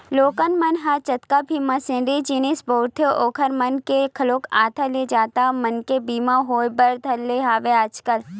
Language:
Chhattisgarhi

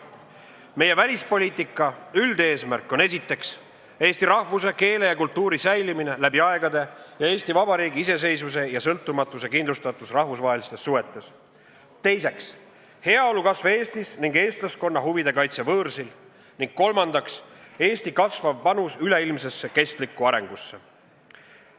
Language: Estonian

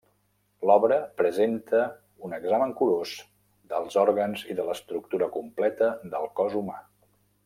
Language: Catalan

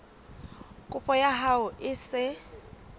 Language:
Southern Sotho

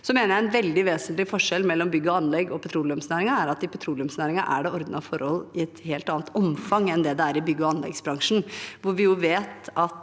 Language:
Norwegian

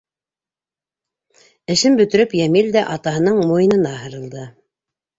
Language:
Bashkir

